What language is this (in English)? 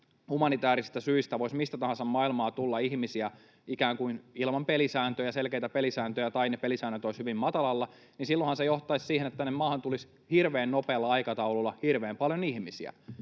Finnish